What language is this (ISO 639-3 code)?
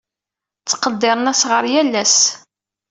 kab